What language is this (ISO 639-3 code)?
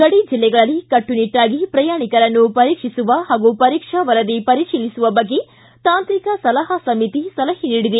kan